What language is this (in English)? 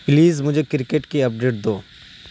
Urdu